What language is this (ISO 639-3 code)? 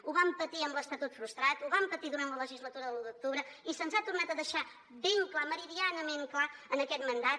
cat